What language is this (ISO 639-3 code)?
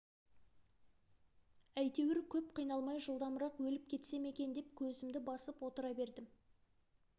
kaz